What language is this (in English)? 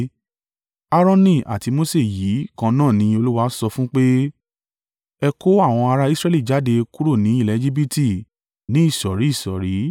Yoruba